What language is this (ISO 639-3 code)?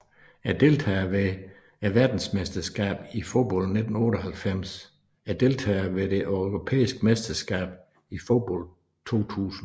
dan